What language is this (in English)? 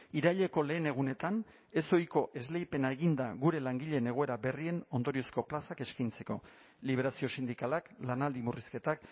Basque